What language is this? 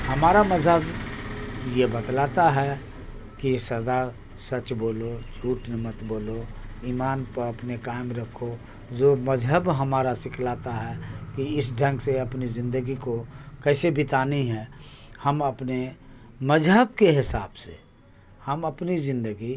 Urdu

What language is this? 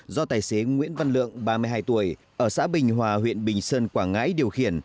Vietnamese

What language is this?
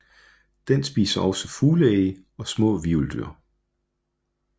Danish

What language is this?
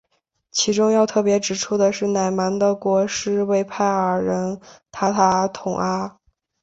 Chinese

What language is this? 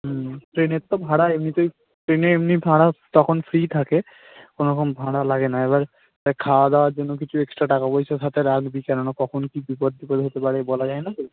Bangla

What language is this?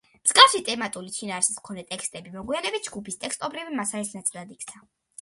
Georgian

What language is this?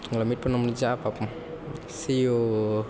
Tamil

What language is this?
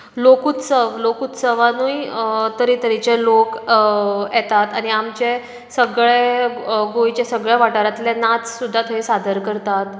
Konkani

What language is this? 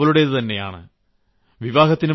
Malayalam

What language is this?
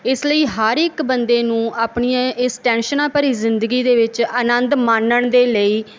Punjabi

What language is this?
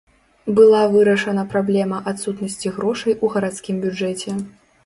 Belarusian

